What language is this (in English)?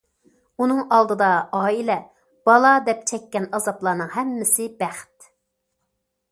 Uyghur